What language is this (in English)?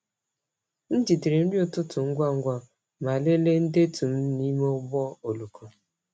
Igbo